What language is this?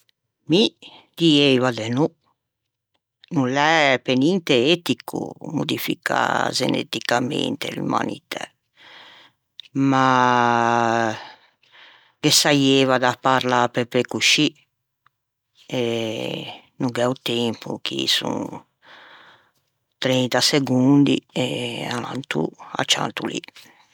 Ligurian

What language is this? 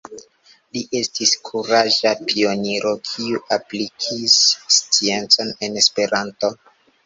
Esperanto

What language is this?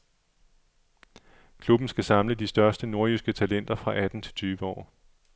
Danish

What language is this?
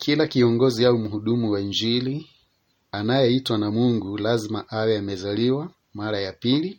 Swahili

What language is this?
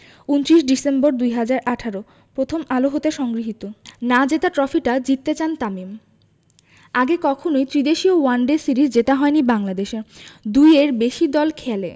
Bangla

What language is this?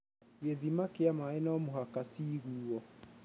Kikuyu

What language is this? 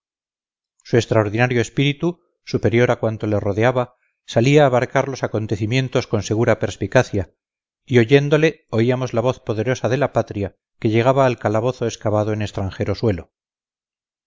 Spanish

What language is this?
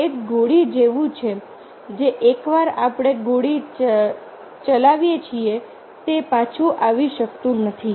Gujarati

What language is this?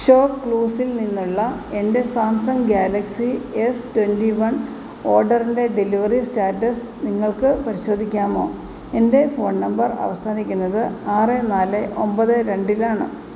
Malayalam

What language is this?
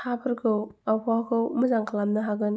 Bodo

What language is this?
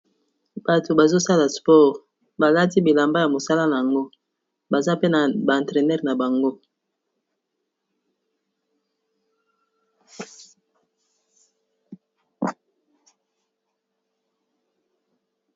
Lingala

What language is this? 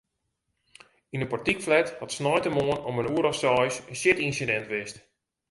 Western Frisian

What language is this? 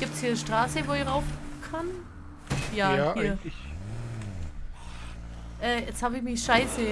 German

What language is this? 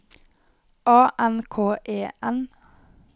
Norwegian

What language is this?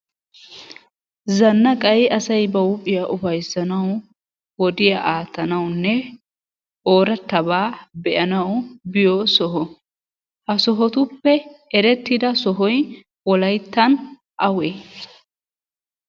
Wolaytta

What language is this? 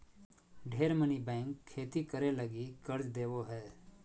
Magahi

